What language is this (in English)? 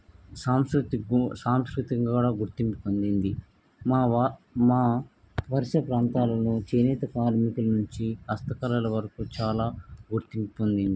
Telugu